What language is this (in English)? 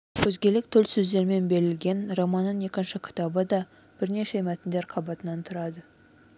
Kazakh